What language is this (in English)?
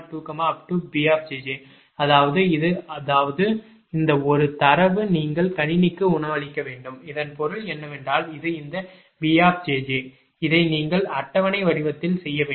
Tamil